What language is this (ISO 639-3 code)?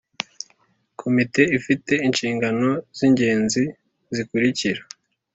kin